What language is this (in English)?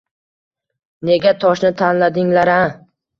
Uzbek